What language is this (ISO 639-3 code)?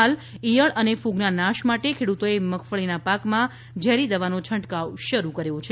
guj